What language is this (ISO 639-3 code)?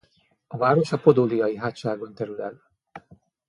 hun